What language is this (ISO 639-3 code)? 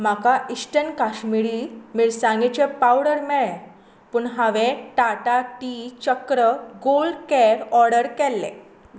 kok